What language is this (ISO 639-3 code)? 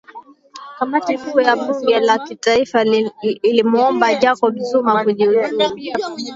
swa